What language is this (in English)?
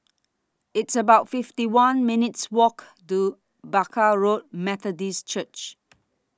English